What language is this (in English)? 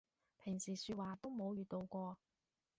Cantonese